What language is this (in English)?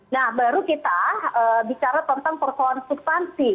Indonesian